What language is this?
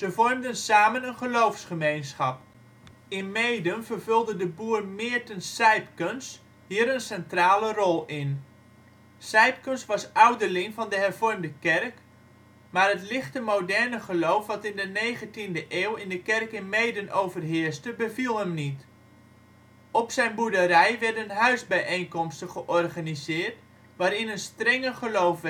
Dutch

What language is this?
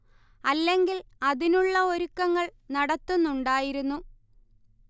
Malayalam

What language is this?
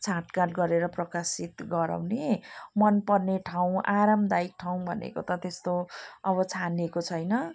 Nepali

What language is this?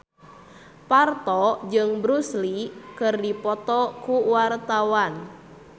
Sundanese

